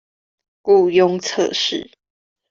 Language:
Chinese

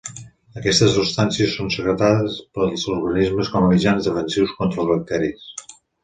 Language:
Catalan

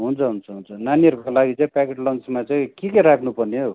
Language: Nepali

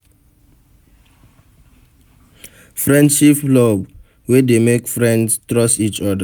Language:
Nigerian Pidgin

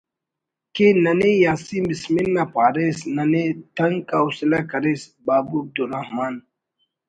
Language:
Brahui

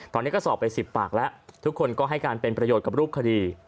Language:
Thai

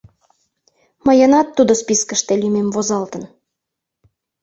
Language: Mari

